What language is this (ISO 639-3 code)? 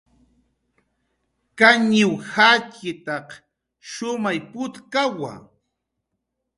jqr